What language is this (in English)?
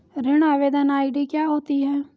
Hindi